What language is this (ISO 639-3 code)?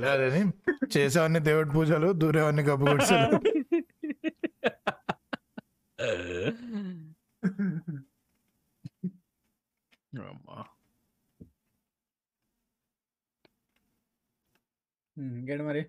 tel